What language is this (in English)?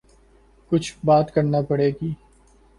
Urdu